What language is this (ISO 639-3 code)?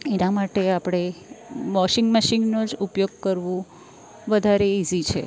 guj